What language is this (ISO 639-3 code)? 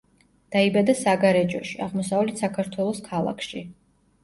kat